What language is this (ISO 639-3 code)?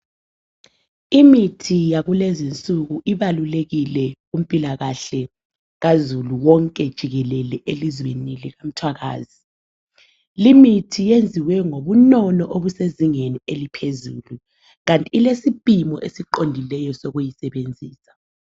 nde